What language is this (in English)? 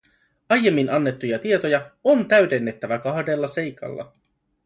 Finnish